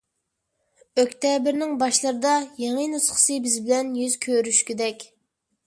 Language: Uyghur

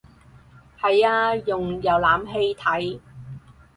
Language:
Cantonese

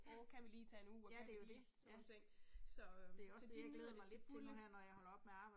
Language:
Danish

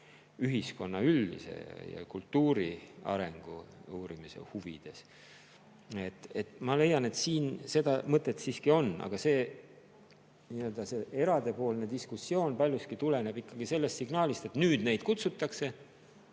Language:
Estonian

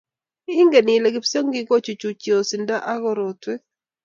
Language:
Kalenjin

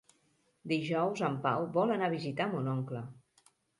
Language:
Catalan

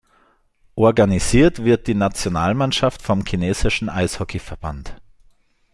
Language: German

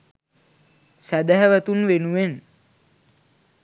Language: Sinhala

